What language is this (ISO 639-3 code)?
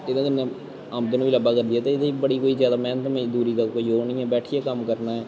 doi